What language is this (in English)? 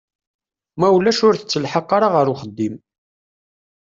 Kabyle